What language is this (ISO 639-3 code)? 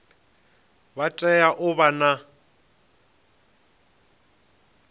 ven